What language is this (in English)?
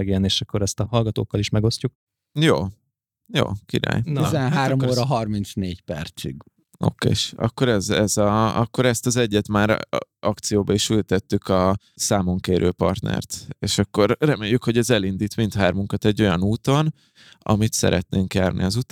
Hungarian